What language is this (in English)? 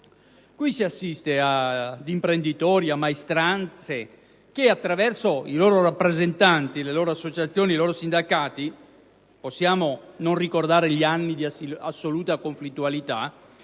Italian